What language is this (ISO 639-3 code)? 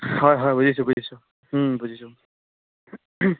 asm